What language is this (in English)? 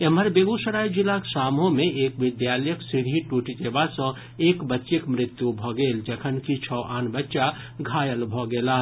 Maithili